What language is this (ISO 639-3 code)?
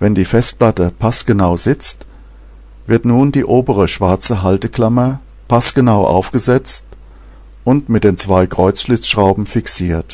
deu